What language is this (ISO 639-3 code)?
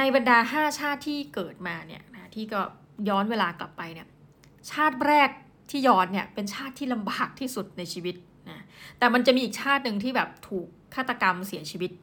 tha